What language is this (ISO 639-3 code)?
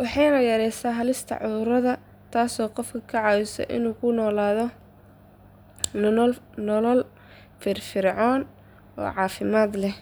som